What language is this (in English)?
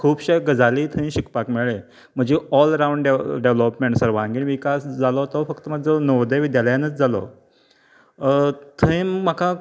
Konkani